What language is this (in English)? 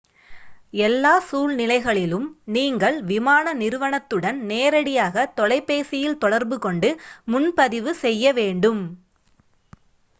Tamil